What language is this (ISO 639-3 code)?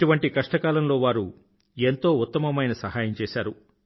tel